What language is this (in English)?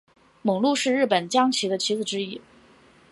Chinese